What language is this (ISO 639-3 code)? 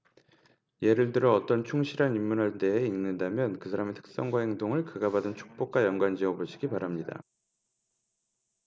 kor